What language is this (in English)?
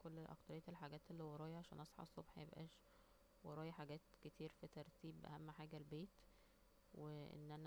Egyptian Arabic